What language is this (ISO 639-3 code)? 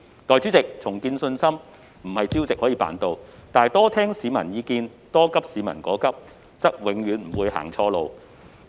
yue